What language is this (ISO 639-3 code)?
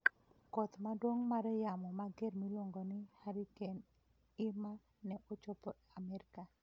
luo